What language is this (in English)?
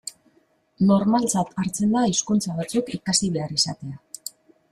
Basque